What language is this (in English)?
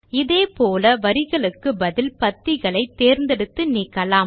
Tamil